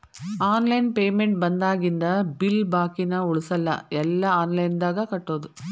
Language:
Kannada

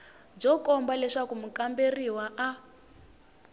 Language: Tsonga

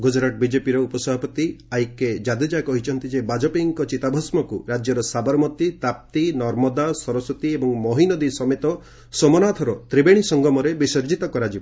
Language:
Odia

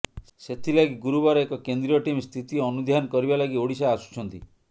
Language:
Odia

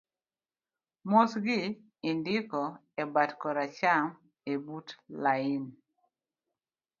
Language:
Luo (Kenya and Tanzania)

